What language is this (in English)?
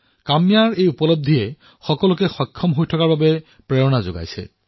Assamese